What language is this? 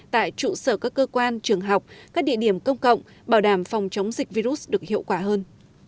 Vietnamese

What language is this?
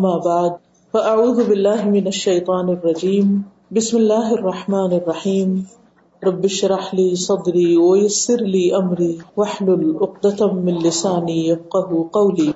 Urdu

